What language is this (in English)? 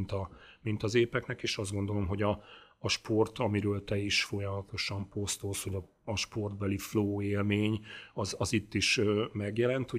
Hungarian